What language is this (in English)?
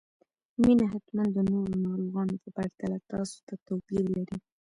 Pashto